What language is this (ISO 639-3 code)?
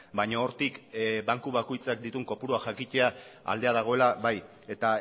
eus